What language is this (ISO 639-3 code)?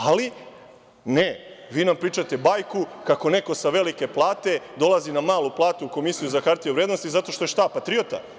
srp